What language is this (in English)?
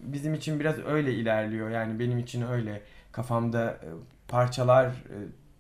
Turkish